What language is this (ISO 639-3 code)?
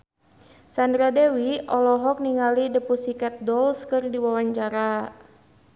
sun